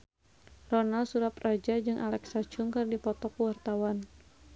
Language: Sundanese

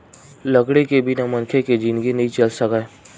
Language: Chhattisgarhi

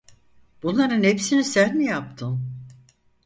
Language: Turkish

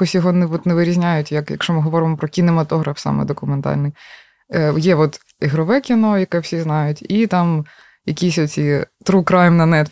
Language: Ukrainian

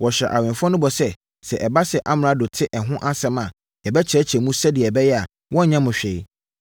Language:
Akan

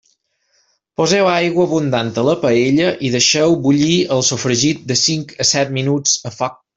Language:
Catalan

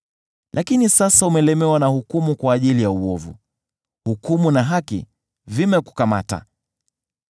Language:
Swahili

